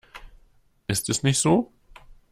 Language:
German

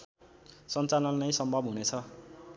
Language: Nepali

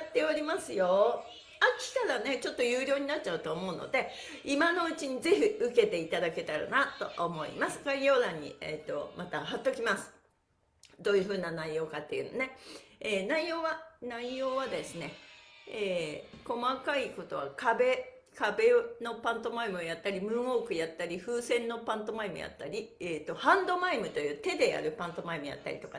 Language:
Japanese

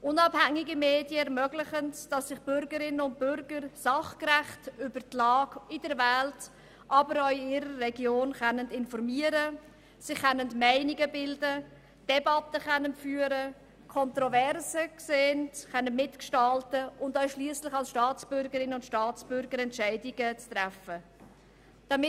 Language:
Swiss German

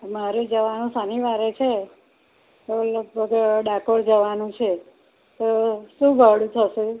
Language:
Gujarati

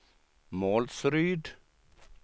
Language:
Swedish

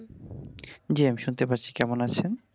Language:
Bangla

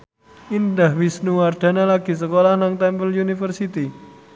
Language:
Javanese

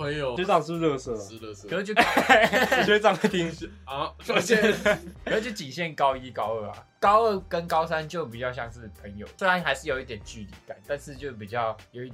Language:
Chinese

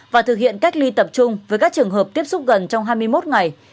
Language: Vietnamese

